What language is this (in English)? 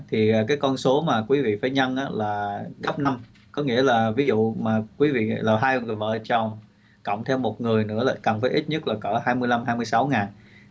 Vietnamese